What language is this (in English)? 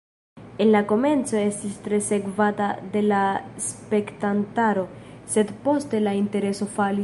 Esperanto